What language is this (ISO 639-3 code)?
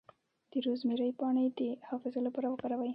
pus